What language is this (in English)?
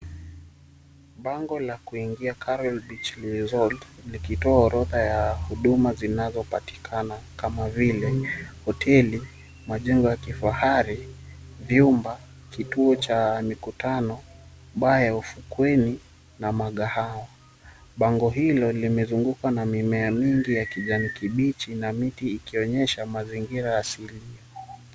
Swahili